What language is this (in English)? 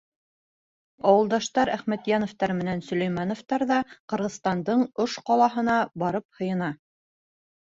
Bashkir